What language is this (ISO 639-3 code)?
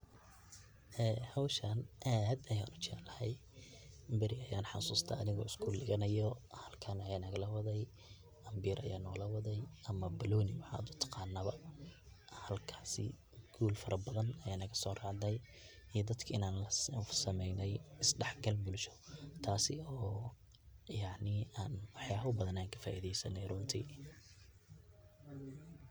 som